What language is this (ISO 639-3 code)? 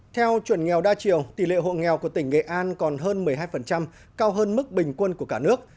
vie